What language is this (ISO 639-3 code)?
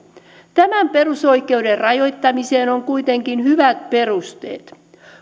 fin